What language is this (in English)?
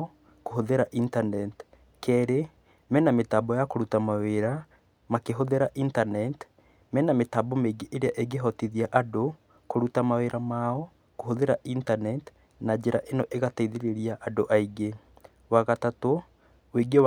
Kikuyu